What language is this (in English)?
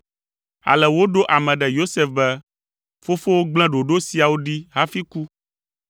Ewe